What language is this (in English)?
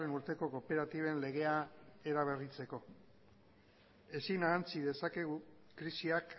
Basque